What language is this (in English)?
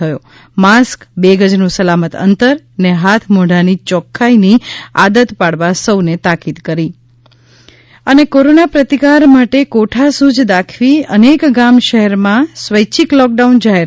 Gujarati